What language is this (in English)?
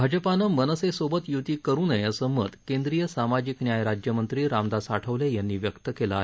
Marathi